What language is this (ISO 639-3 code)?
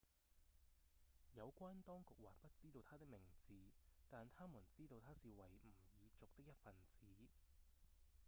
yue